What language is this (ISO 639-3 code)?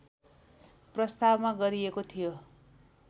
nep